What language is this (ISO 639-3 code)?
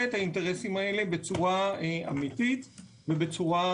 heb